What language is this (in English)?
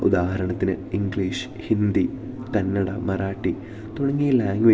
Malayalam